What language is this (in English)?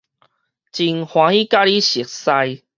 Min Nan Chinese